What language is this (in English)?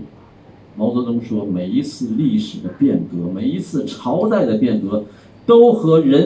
Chinese